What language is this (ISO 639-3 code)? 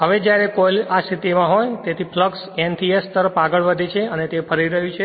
guj